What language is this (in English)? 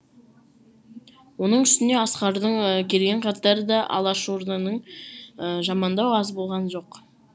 Kazakh